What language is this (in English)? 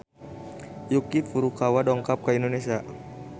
Sundanese